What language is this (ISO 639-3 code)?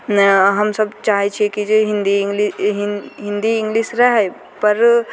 mai